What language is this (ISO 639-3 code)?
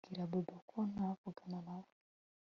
kin